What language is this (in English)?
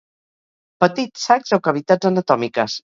Catalan